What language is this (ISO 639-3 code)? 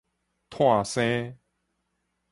nan